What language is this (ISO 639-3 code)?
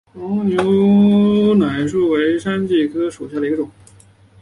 zho